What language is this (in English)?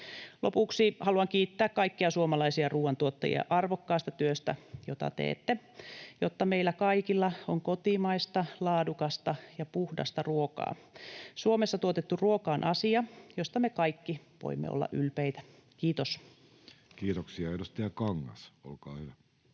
Finnish